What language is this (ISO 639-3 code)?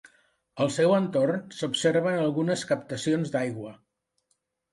cat